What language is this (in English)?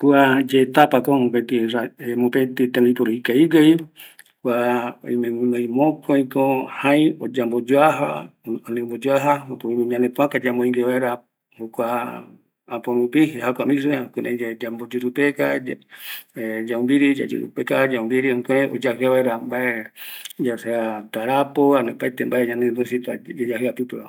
Eastern Bolivian Guaraní